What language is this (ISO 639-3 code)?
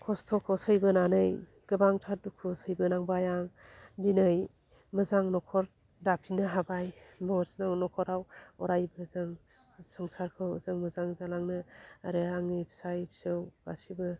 brx